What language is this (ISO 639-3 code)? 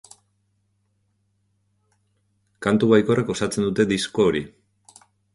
eus